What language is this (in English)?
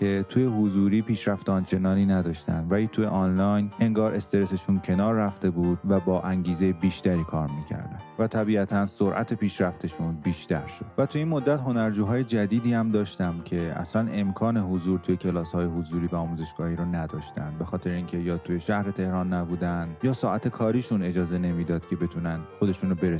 Persian